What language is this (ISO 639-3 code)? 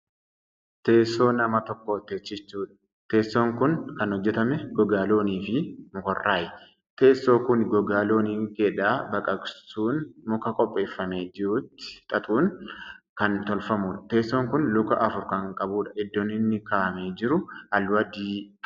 orm